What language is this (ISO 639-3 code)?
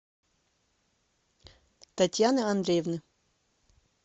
rus